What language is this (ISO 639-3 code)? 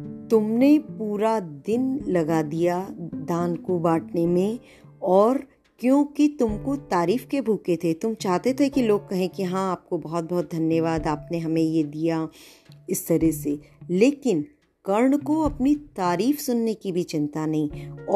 hin